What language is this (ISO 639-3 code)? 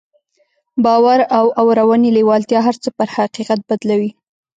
pus